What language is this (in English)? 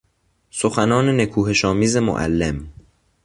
Persian